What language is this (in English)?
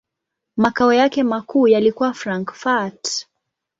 Swahili